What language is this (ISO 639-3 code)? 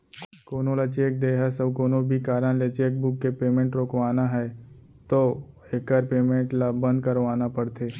hne